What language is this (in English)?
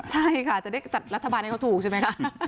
Thai